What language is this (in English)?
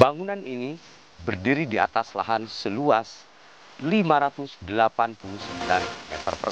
Indonesian